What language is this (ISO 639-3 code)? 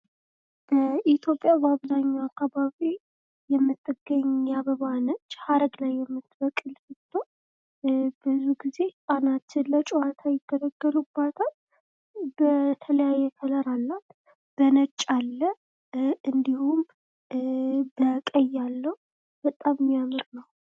amh